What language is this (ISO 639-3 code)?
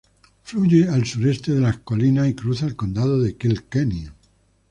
spa